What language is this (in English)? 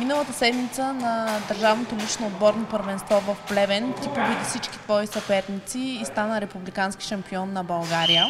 Bulgarian